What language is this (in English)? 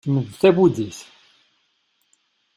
Kabyle